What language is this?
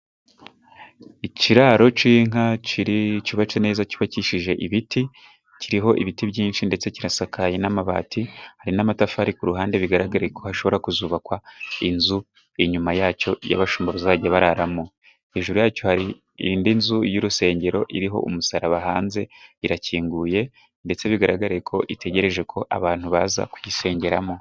Kinyarwanda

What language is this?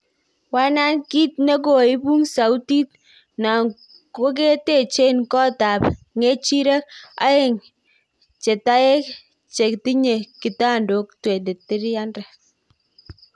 Kalenjin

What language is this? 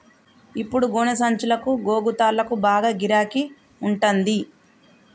Telugu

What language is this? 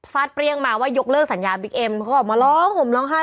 Thai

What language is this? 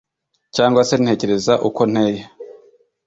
Kinyarwanda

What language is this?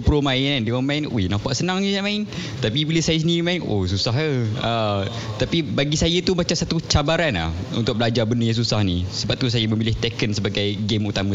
Malay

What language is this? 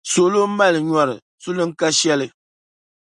Dagbani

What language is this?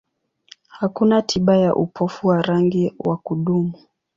Swahili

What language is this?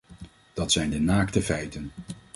Dutch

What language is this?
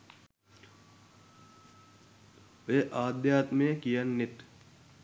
Sinhala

